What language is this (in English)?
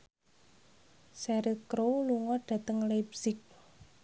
Javanese